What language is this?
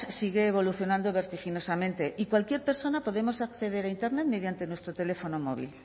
Spanish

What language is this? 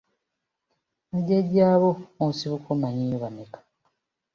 Ganda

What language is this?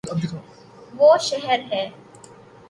Urdu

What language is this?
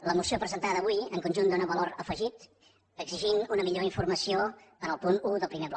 Catalan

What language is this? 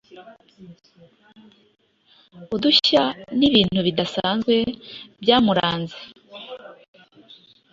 Kinyarwanda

